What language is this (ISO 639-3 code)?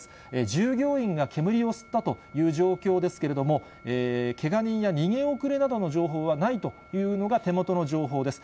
jpn